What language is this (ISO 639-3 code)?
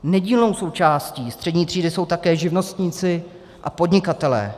ces